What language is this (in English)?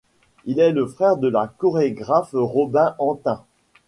French